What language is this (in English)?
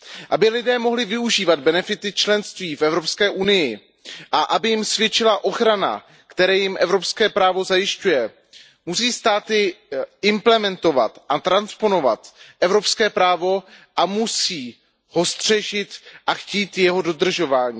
Czech